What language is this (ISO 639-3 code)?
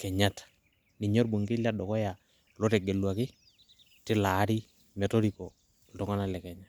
mas